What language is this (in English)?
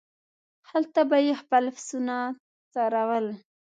Pashto